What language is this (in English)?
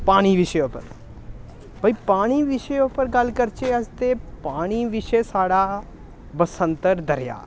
Dogri